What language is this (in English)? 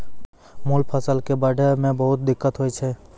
Maithili